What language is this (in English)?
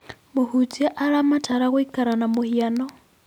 Kikuyu